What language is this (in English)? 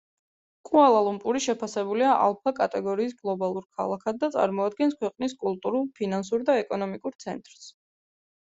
Georgian